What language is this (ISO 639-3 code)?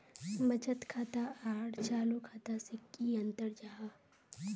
mag